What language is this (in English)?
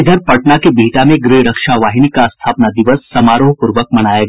Hindi